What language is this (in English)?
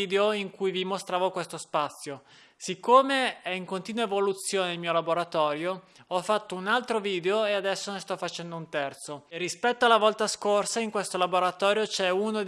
Italian